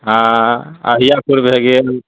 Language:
Maithili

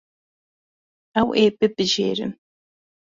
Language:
Kurdish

